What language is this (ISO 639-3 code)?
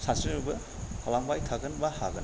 brx